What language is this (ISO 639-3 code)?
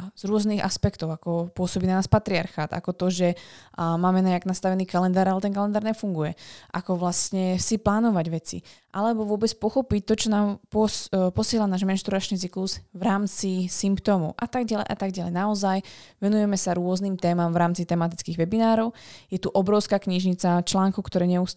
slk